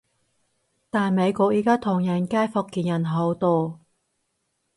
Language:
Cantonese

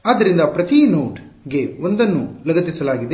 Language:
Kannada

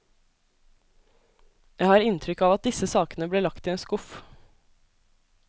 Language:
Norwegian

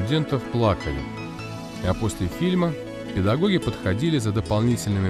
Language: Russian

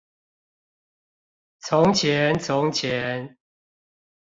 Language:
Chinese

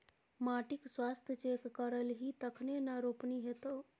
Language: Maithili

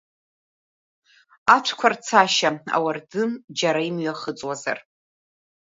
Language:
Abkhazian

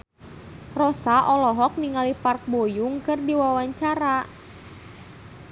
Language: Sundanese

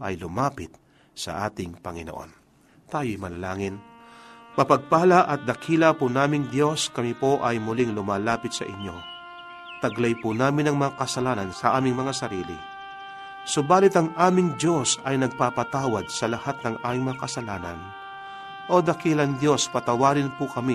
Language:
Filipino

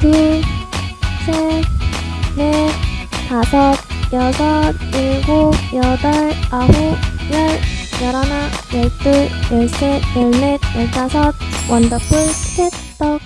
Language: Korean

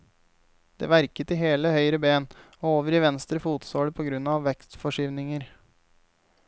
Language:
Norwegian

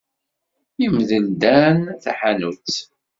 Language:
Kabyle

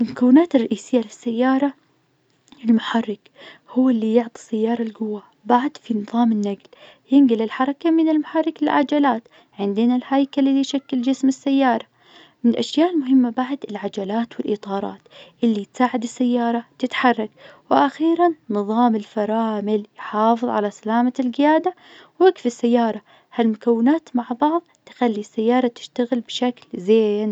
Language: Najdi Arabic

